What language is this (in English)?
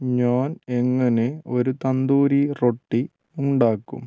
Malayalam